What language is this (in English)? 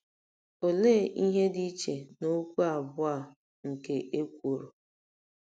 Igbo